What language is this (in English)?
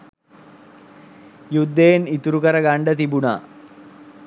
Sinhala